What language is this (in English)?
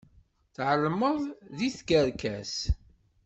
Kabyle